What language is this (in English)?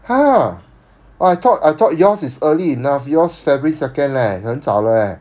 English